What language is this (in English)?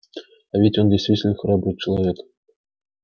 Russian